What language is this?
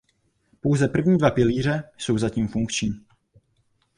Czech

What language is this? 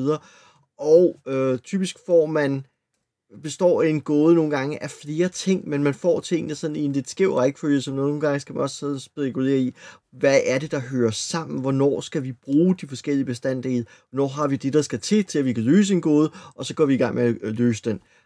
Danish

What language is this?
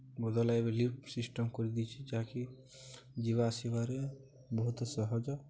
Odia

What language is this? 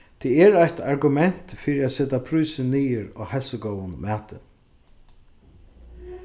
Faroese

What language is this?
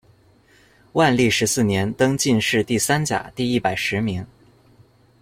Chinese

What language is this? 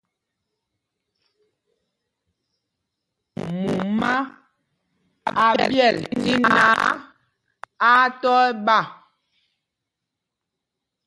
Mpumpong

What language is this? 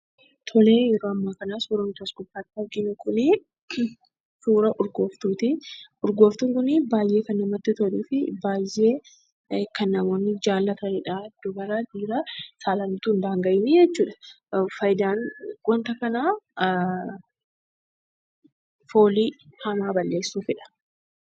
Oromo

